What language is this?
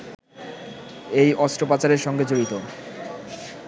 Bangla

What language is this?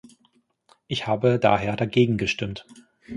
German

